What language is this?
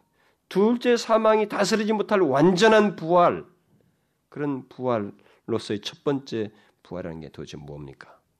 Korean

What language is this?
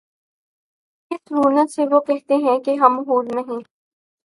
Urdu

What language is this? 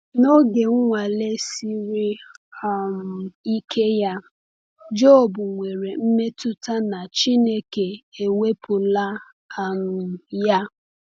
Igbo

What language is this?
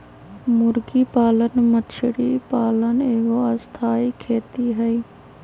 Magahi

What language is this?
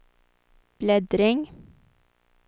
Swedish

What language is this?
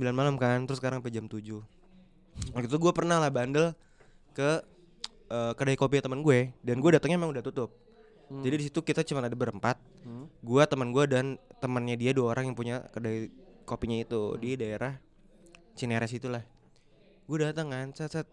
Indonesian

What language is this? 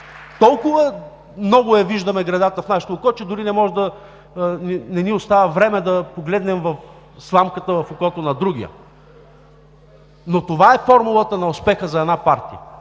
Bulgarian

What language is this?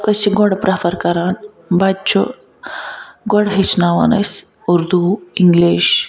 Kashmiri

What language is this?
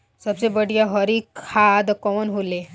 Bhojpuri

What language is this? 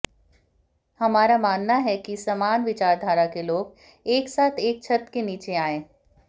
Hindi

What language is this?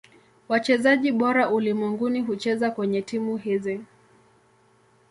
Swahili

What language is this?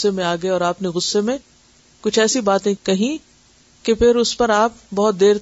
Urdu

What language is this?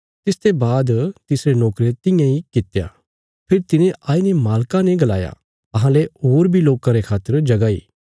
Bilaspuri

